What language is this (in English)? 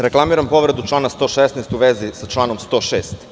Serbian